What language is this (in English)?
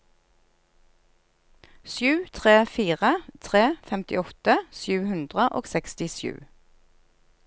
Norwegian